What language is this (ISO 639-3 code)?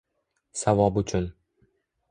uzb